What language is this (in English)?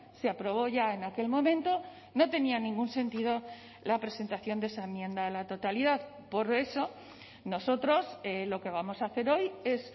Spanish